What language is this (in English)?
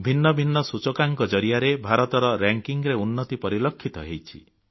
Odia